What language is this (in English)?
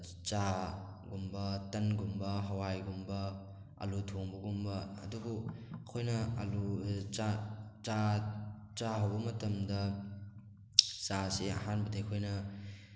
Manipuri